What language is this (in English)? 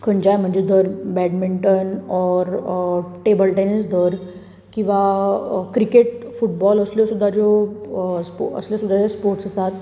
Konkani